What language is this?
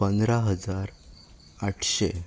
Konkani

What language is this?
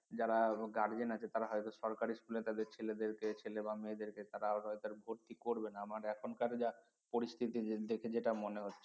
Bangla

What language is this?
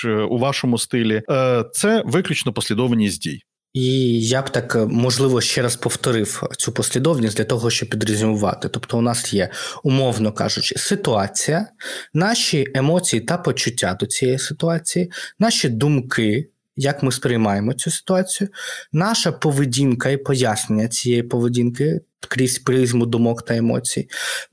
Ukrainian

